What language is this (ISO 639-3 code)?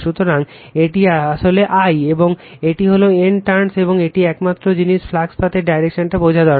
ben